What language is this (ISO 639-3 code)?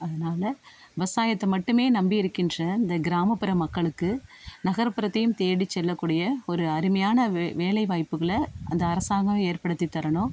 tam